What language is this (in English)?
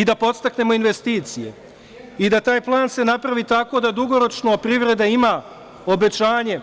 Serbian